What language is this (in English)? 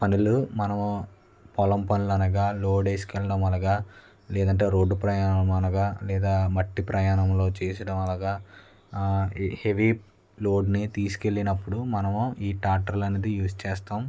Telugu